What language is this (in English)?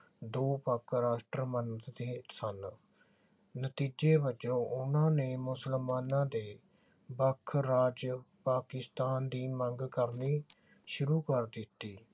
Punjabi